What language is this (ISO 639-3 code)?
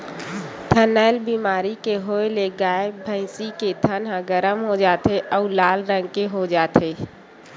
hne